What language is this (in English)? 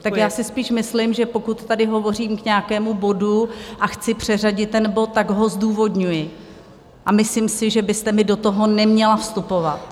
Czech